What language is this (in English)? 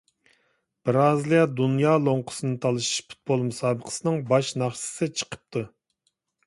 Uyghur